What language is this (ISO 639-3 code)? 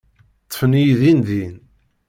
kab